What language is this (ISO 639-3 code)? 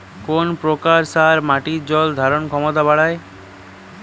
ben